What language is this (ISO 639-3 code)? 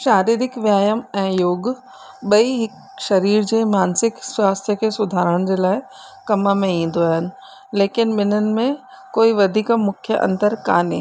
snd